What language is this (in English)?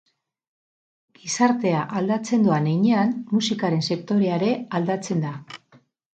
Basque